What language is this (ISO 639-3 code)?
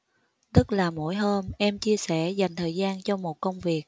vie